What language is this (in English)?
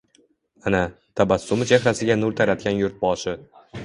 Uzbek